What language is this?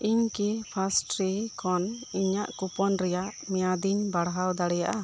Santali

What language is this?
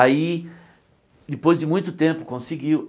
Portuguese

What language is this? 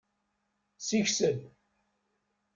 Kabyle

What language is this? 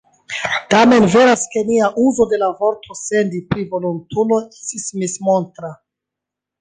Esperanto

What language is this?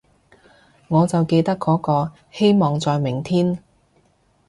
Cantonese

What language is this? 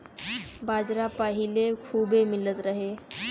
Bhojpuri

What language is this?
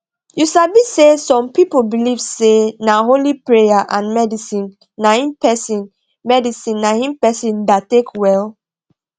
Nigerian Pidgin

